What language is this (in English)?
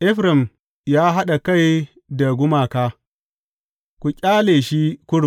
Hausa